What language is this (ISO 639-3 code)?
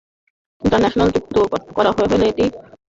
ben